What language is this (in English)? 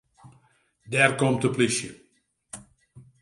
Western Frisian